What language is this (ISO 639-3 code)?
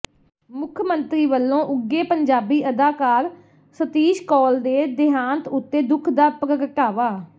pan